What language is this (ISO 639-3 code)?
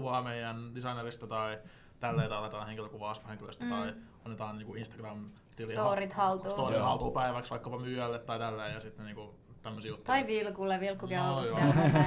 fin